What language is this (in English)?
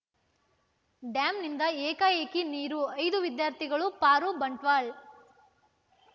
Kannada